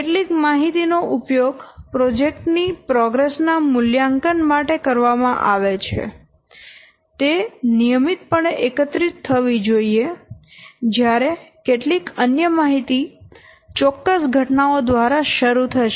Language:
Gujarati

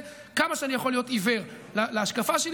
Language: Hebrew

